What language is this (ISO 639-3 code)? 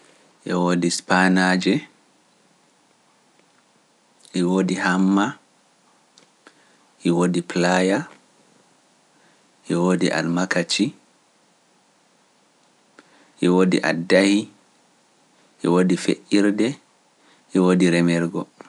fuf